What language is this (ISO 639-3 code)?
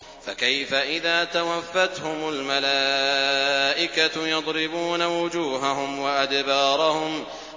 ara